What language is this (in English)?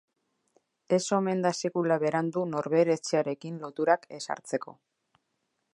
Basque